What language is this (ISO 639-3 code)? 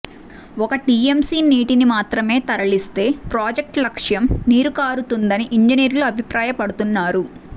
tel